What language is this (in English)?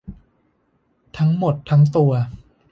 Thai